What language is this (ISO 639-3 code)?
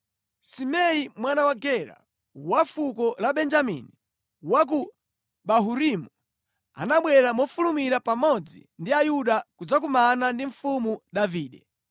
nya